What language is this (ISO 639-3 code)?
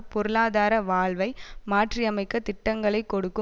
tam